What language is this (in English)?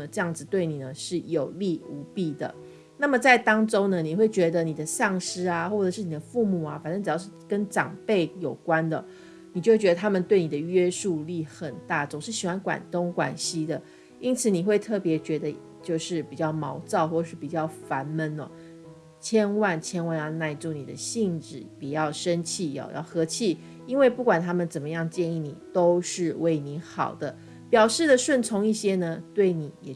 Chinese